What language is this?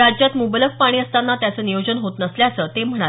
Marathi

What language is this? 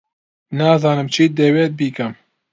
Central Kurdish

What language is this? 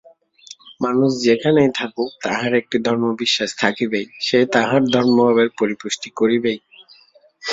Bangla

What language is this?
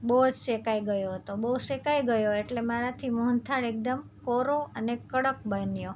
Gujarati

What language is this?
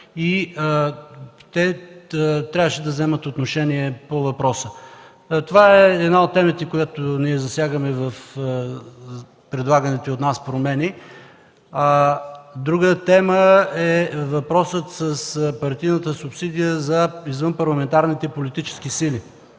Bulgarian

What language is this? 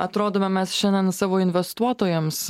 Lithuanian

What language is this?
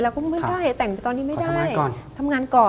Thai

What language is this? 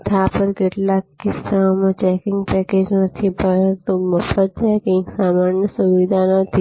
Gujarati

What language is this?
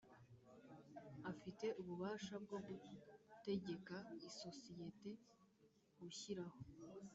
Kinyarwanda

